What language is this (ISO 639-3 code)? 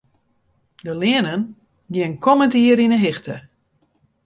fry